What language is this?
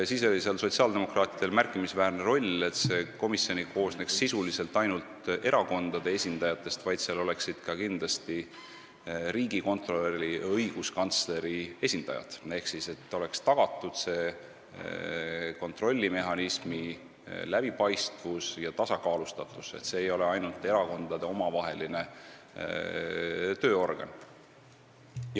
Estonian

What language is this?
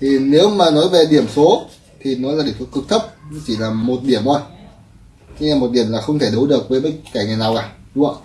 Vietnamese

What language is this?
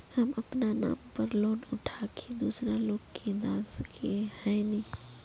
Magahi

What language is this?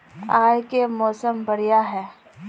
Magahi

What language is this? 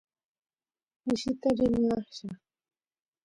Santiago del Estero Quichua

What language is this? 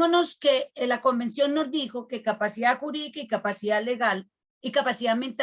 Spanish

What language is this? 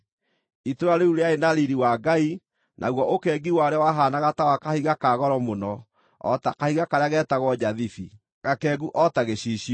Kikuyu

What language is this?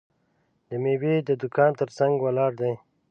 Pashto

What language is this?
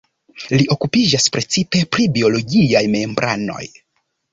Esperanto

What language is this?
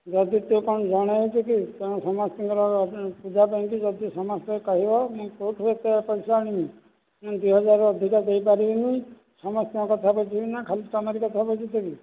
Odia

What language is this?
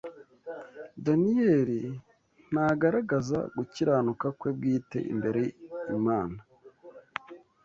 Kinyarwanda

